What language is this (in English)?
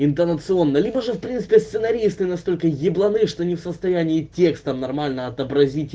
Russian